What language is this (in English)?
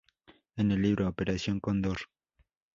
Spanish